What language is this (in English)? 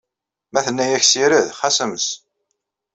Kabyle